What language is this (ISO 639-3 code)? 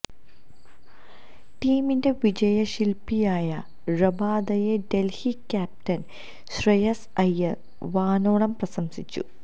mal